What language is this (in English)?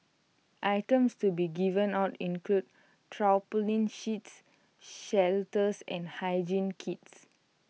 English